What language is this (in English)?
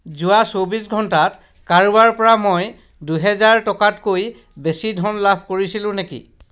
Assamese